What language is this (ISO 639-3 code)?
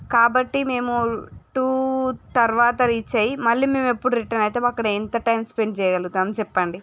tel